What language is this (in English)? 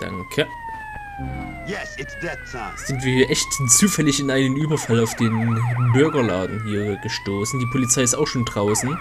German